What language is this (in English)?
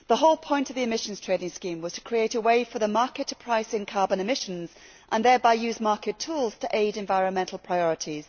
English